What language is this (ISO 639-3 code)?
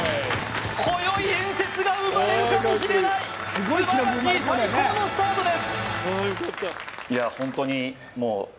jpn